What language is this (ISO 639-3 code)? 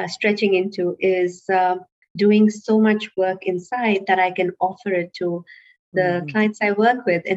eng